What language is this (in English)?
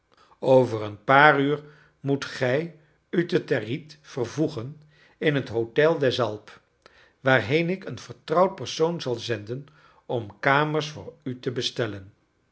Dutch